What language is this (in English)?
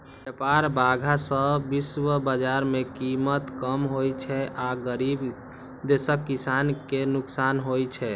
Maithili